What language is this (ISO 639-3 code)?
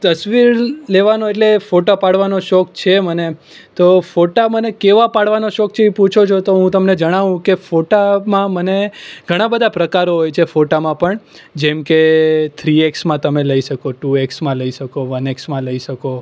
guj